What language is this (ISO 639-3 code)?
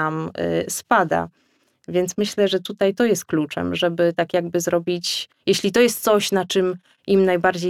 pol